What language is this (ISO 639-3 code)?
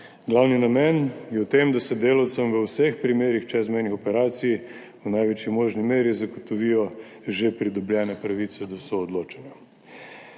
slv